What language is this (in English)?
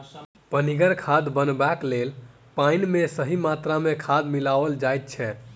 Maithili